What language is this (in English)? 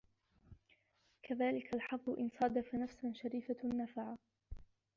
Arabic